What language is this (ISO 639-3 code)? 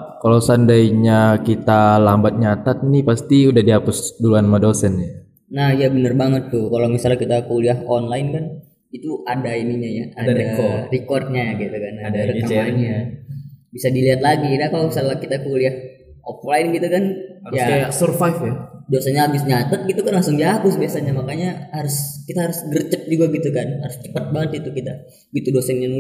ind